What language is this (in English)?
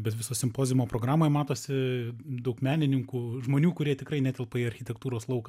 Lithuanian